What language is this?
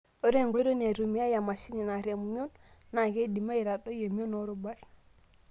Masai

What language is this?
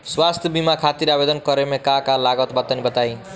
Bhojpuri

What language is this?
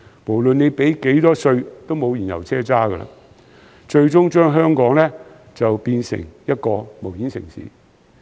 Cantonese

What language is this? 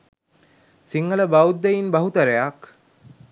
Sinhala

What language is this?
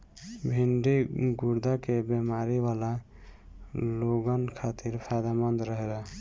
Bhojpuri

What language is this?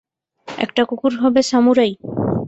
Bangla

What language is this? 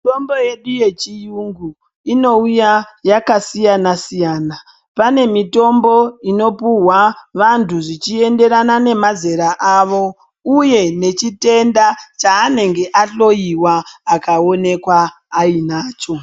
Ndau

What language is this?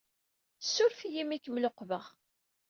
Kabyle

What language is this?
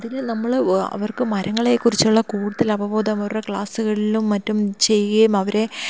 Malayalam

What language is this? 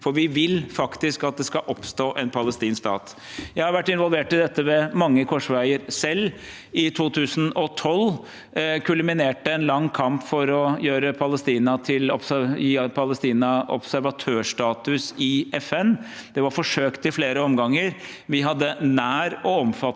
Norwegian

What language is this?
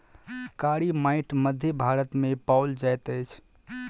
Maithili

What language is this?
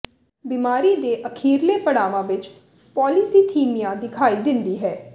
Punjabi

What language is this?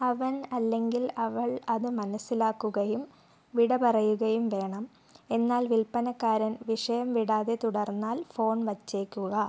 Malayalam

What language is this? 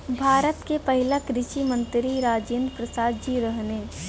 Bhojpuri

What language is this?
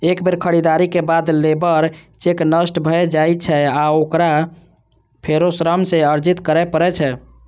Maithili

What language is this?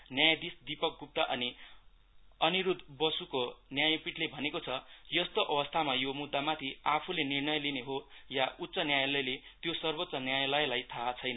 Nepali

